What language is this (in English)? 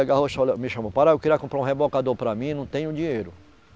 Portuguese